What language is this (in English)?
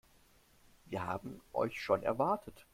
German